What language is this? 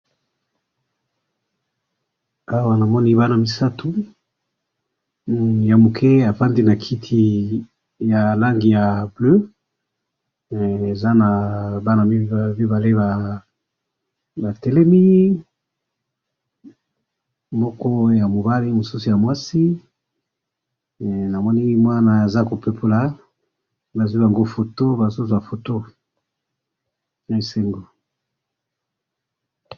Lingala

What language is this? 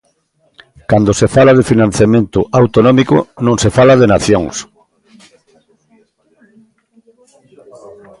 Galician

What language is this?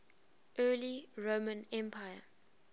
English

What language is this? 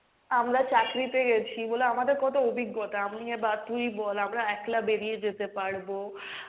Bangla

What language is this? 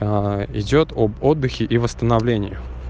Russian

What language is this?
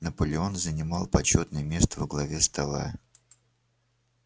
Russian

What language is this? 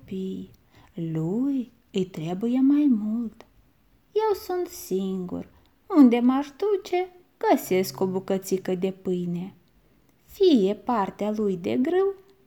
Romanian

